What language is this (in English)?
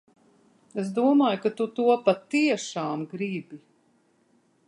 Latvian